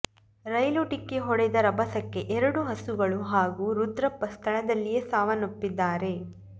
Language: Kannada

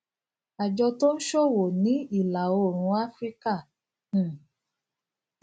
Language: Yoruba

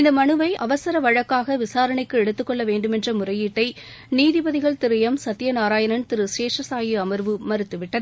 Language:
Tamil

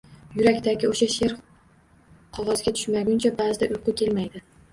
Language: Uzbek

